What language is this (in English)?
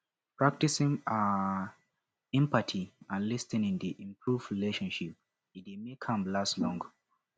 Nigerian Pidgin